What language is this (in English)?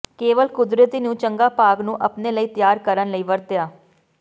Punjabi